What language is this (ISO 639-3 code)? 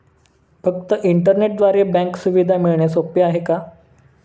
mar